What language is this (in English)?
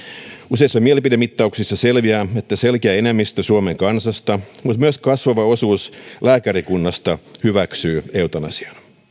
Finnish